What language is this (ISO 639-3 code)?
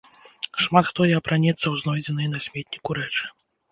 bel